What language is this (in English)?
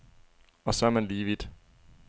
Danish